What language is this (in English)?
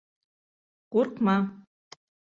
Bashkir